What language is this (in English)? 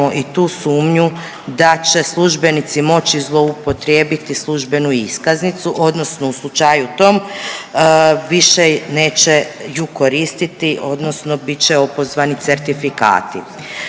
Croatian